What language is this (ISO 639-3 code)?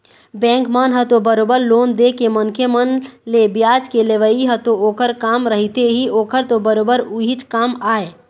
hne